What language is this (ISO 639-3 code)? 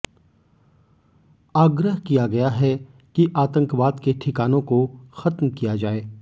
hin